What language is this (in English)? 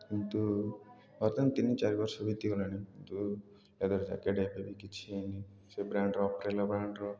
Odia